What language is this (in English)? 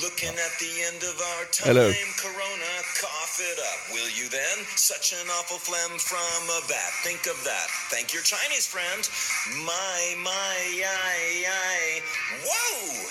Swedish